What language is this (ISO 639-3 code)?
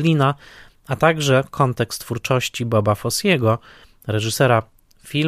pol